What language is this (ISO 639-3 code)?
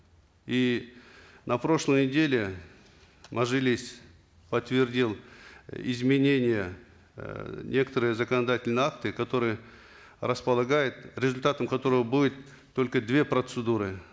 kaz